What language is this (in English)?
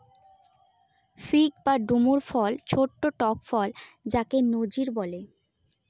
Bangla